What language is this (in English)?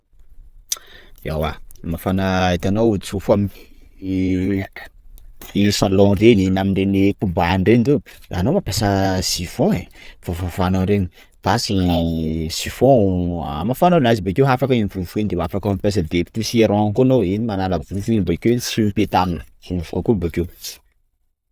Sakalava Malagasy